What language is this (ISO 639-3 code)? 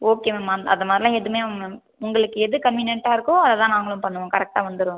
tam